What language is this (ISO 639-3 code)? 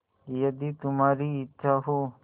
hin